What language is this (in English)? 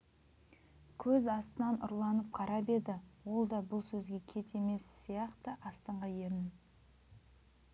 Kazakh